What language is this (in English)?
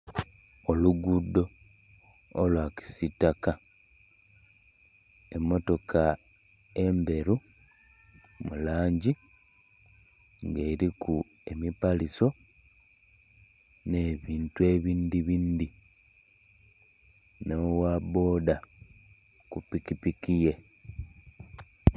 Soga